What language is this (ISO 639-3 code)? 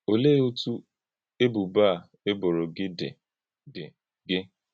ibo